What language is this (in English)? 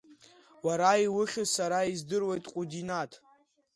Abkhazian